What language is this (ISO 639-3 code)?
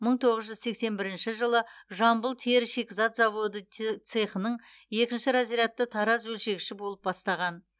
kaz